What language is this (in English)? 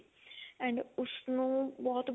Punjabi